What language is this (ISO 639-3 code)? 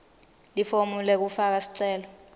ssw